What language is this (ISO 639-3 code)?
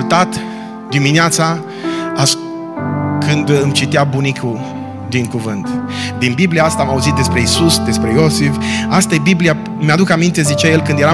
ron